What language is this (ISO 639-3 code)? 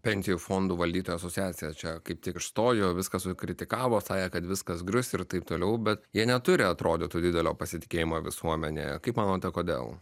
lit